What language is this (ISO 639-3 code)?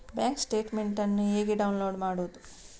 kan